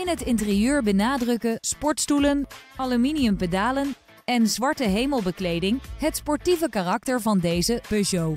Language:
Dutch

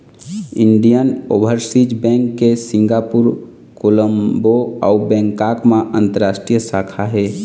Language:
Chhattisgarhi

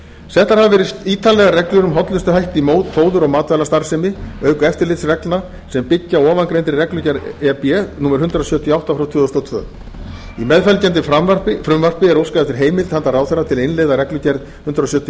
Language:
Icelandic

